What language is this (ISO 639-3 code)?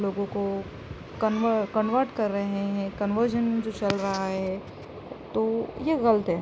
urd